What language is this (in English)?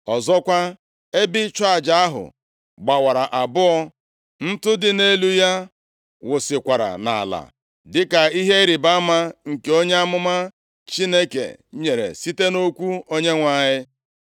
Igbo